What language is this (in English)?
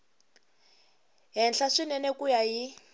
Tsonga